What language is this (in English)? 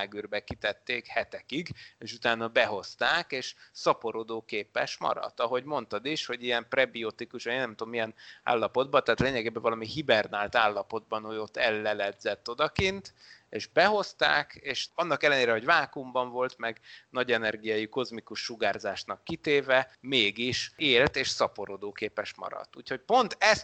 Hungarian